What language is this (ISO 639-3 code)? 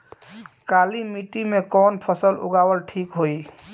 bho